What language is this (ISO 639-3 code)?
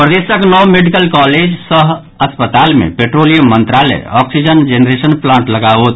mai